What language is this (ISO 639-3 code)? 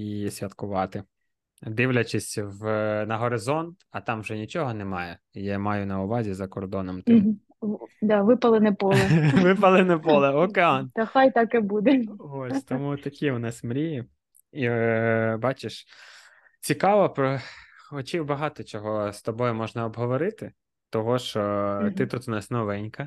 ukr